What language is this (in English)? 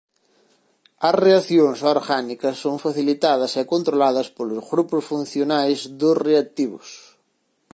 Galician